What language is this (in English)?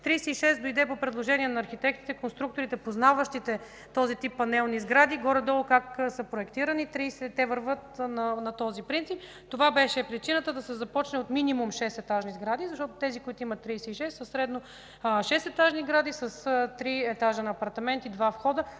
Bulgarian